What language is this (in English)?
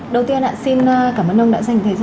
Vietnamese